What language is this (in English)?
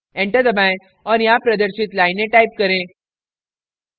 Hindi